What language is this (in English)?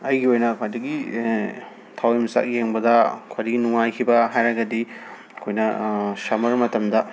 Manipuri